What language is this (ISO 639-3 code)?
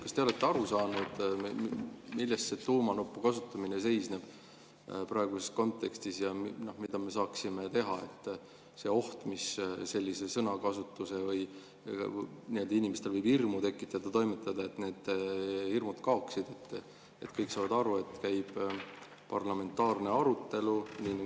est